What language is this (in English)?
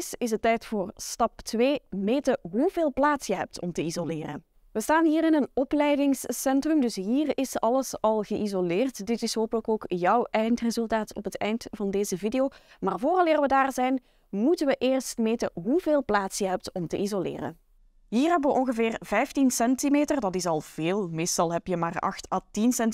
Dutch